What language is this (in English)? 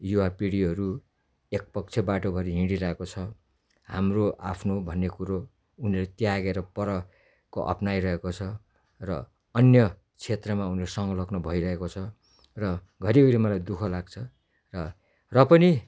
Nepali